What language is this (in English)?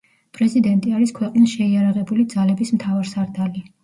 Georgian